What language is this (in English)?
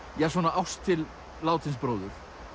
Icelandic